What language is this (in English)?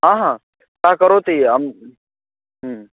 Sanskrit